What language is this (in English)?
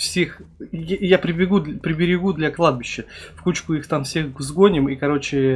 Russian